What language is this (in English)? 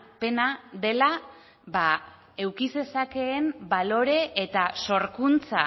Basque